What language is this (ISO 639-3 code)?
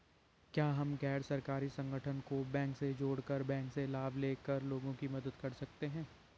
hin